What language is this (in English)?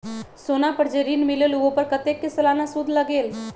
Magahi